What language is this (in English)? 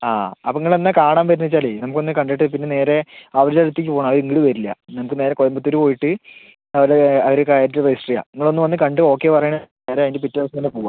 Malayalam